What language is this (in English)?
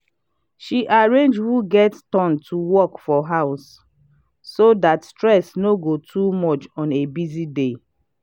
Nigerian Pidgin